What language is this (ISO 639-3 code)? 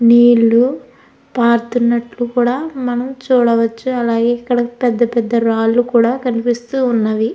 tel